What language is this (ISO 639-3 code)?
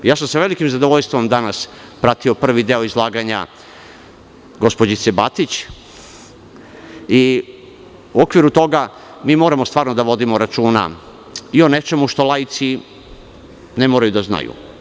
srp